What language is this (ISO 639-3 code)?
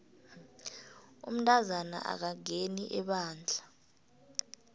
nbl